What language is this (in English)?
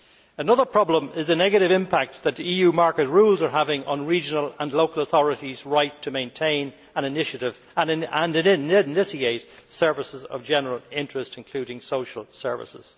English